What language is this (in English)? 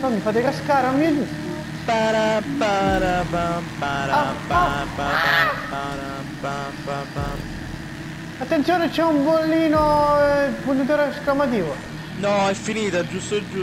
Italian